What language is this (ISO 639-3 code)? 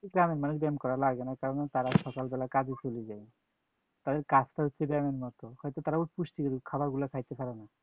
ben